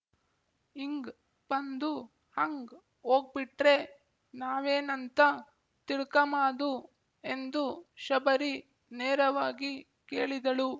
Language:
Kannada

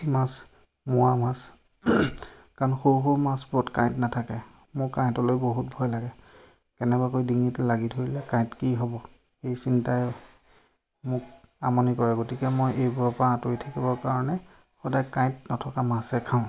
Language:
Assamese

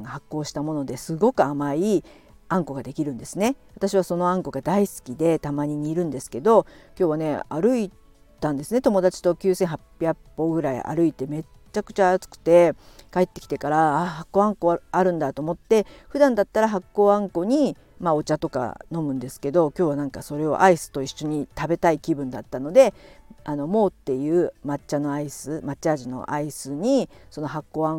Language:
Japanese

